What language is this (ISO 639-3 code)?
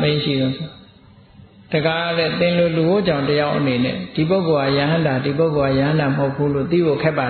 vie